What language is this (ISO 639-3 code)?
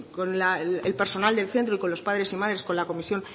spa